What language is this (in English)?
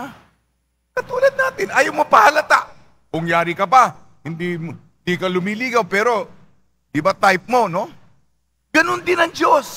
Filipino